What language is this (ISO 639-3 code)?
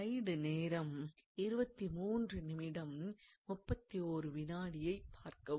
tam